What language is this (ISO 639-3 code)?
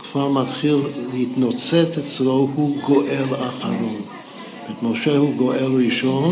heb